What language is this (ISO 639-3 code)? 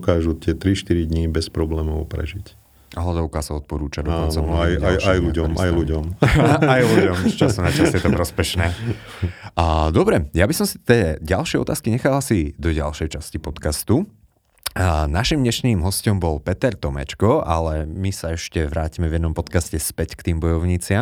slk